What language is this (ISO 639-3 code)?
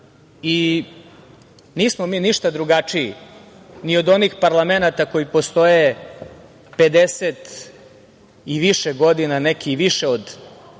srp